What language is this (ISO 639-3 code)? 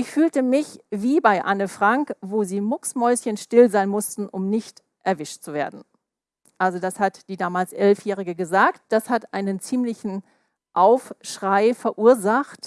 deu